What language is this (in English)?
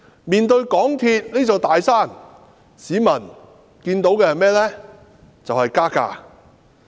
Cantonese